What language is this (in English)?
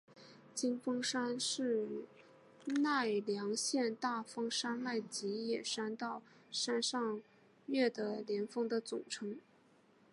Chinese